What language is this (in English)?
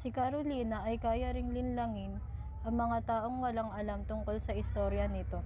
Filipino